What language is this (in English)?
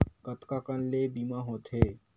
Chhattisgarhi